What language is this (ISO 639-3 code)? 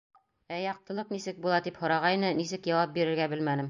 bak